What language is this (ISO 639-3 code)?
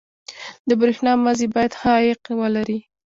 pus